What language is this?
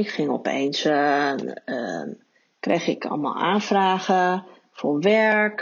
Dutch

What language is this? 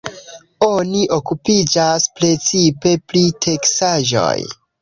Esperanto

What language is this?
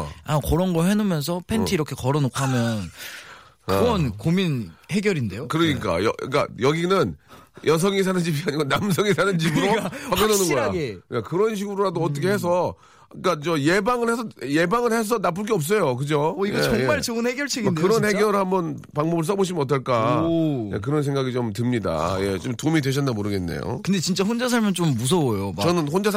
Korean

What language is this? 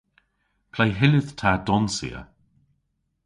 Cornish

